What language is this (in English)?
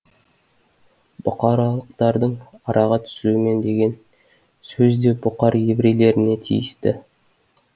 Kazakh